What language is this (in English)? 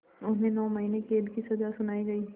Hindi